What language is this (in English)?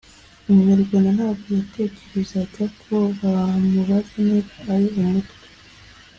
Kinyarwanda